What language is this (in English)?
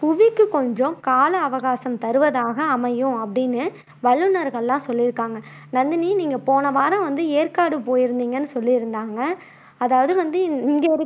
Tamil